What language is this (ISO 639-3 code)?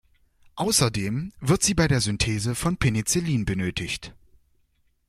deu